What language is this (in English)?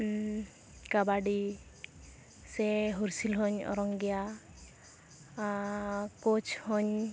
Santali